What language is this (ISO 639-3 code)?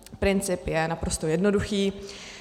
ces